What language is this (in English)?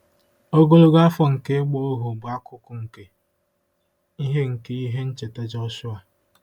Igbo